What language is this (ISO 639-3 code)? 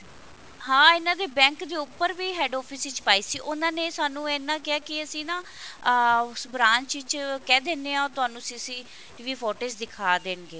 pan